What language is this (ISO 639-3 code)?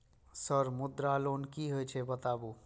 mai